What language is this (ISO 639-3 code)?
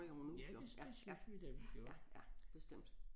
dan